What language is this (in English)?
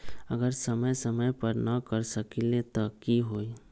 Magahi